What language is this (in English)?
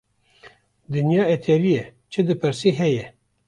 Kurdish